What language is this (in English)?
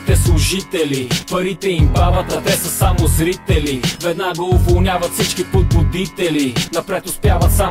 Bulgarian